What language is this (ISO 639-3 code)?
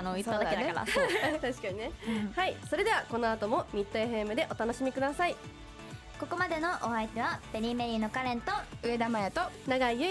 jpn